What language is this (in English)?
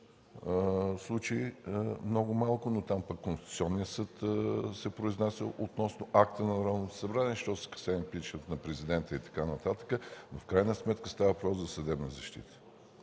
Bulgarian